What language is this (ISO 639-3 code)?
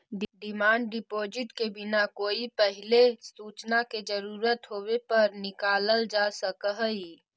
mag